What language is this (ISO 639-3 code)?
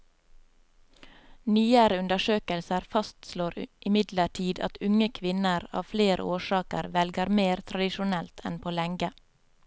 nor